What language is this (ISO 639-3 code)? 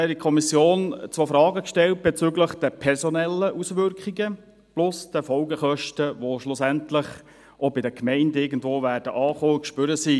gsw